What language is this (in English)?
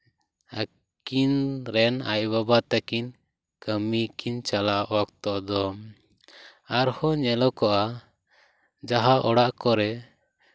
Santali